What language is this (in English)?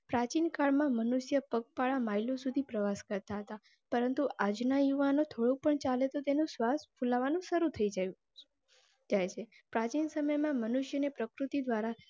Gujarati